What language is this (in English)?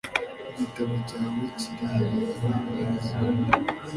Kinyarwanda